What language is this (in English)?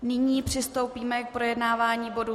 Czech